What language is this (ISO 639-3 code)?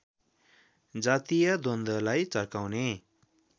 nep